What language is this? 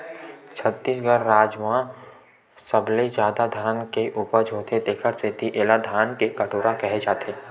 Chhattisgarhi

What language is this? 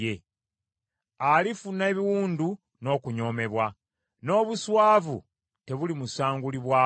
Ganda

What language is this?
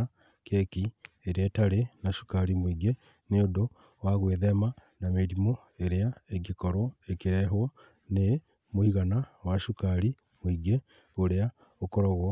Kikuyu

